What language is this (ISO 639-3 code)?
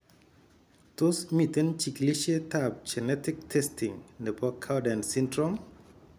kln